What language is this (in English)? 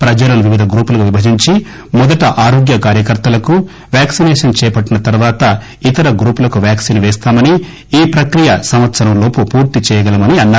Telugu